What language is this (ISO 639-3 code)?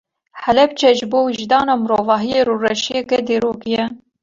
kur